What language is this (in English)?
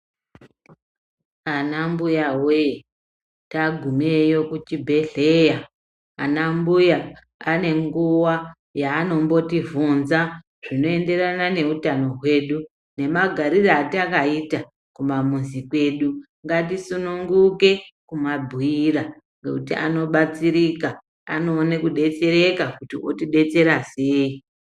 Ndau